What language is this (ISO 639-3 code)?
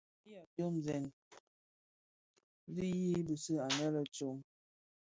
ksf